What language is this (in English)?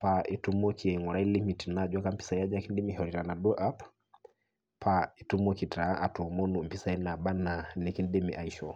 Masai